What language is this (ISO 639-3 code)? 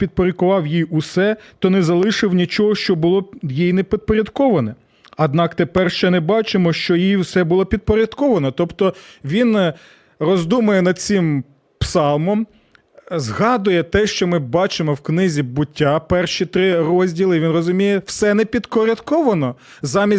ukr